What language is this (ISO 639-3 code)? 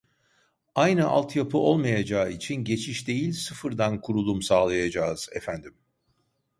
tur